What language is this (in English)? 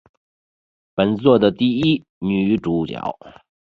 Chinese